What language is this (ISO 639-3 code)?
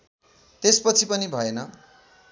nep